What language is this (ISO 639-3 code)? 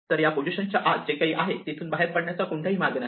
mar